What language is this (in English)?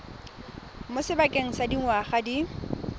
Tswana